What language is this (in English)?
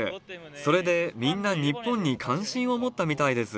Japanese